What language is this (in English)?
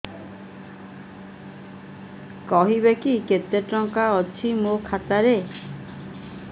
Odia